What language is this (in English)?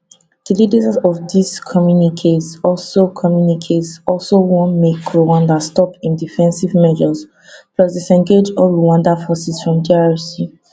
Nigerian Pidgin